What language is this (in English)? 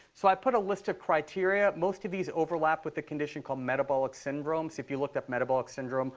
English